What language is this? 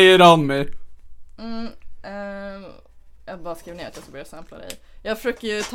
Swedish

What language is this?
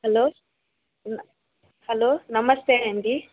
Telugu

